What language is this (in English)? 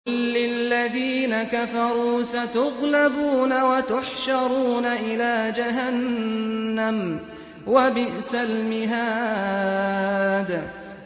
Arabic